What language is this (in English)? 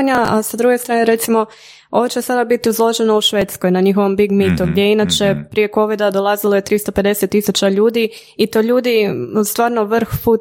Croatian